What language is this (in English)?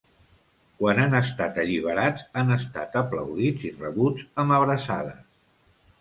Catalan